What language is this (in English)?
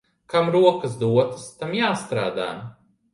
Latvian